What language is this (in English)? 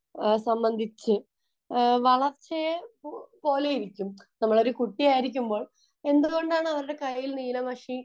Malayalam